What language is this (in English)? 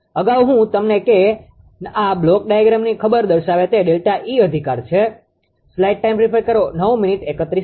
Gujarati